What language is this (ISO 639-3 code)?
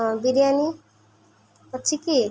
ori